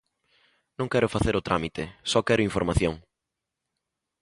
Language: Galician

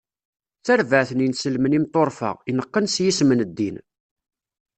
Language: Kabyle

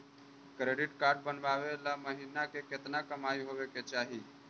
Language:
Magahi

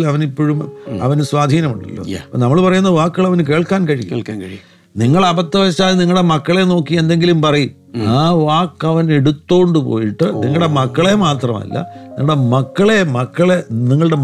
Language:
Malayalam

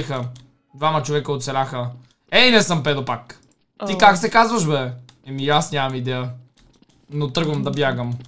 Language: Bulgarian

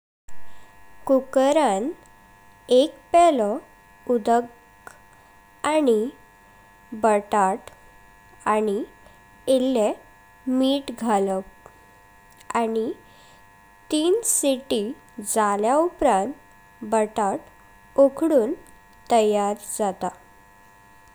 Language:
Konkani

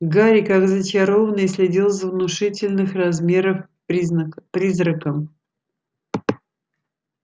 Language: Russian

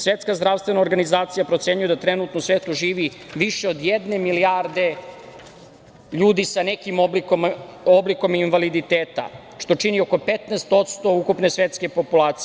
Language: Serbian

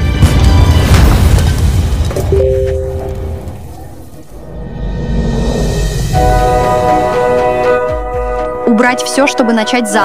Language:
Russian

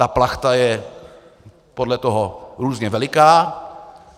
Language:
Czech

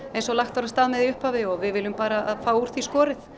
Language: Icelandic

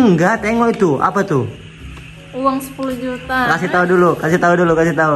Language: Indonesian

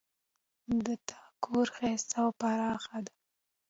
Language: Pashto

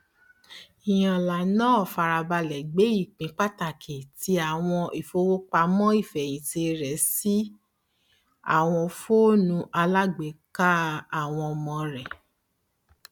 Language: Yoruba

